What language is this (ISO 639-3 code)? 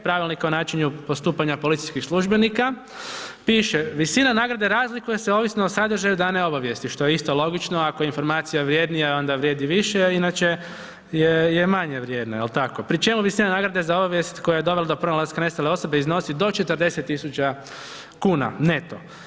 hrv